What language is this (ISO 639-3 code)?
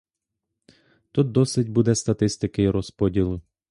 ukr